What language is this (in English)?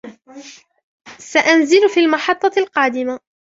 Arabic